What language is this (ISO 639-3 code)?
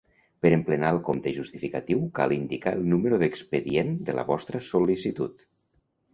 cat